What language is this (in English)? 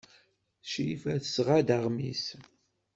Kabyle